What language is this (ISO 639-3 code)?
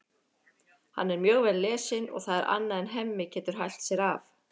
isl